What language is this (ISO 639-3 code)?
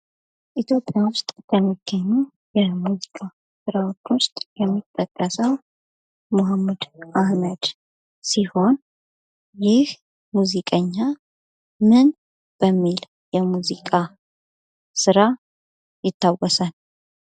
amh